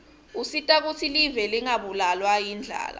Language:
Swati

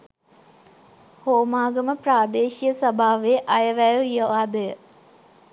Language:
Sinhala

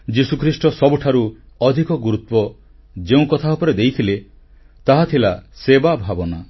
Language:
Odia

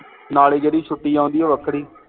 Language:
Punjabi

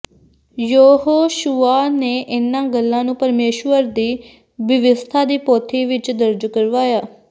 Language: Punjabi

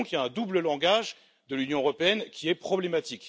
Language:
French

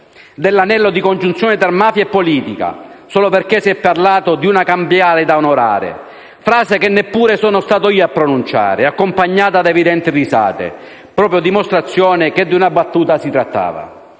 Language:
Italian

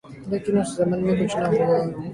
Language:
Urdu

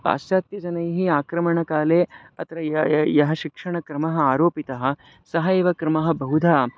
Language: Sanskrit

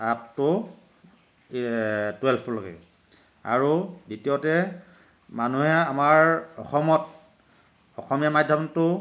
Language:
Assamese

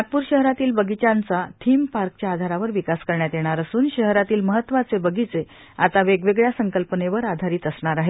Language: Marathi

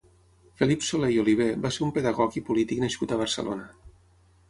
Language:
Catalan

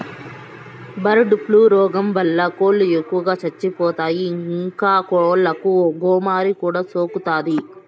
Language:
Telugu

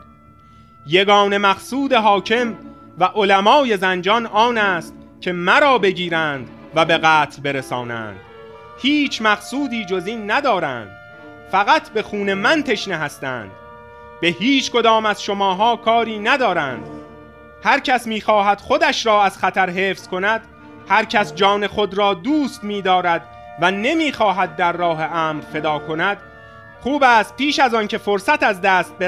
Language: Persian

